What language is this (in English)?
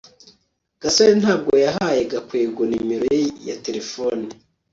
Kinyarwanda